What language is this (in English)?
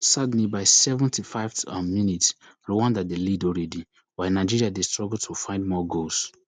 Nigerian Pidgin